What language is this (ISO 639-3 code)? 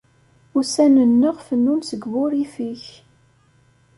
kab